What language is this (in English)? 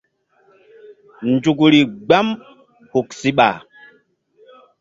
Mbum